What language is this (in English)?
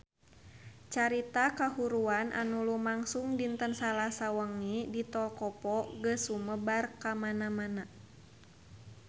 Sundanese